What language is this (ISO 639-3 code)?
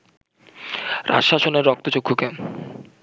ben